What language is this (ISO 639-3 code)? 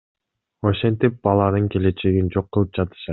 kir